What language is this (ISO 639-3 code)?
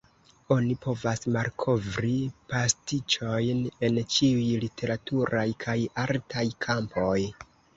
epo